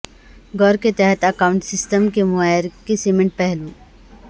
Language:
Urdu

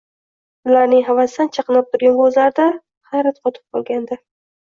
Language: Uzbek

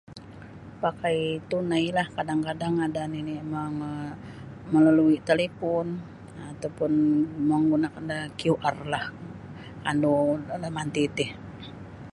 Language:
Sabah Bisaya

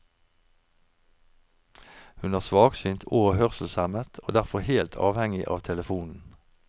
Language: Norwegian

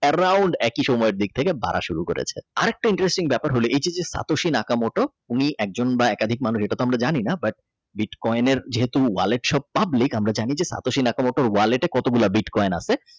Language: Bangla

